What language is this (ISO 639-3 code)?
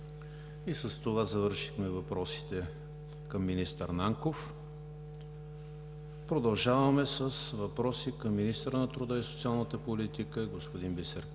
bul